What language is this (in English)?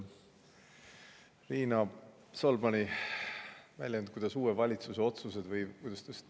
Estonian